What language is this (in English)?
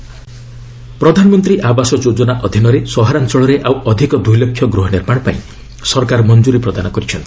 Odia